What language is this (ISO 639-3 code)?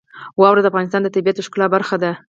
pus